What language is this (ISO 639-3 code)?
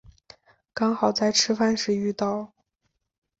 zho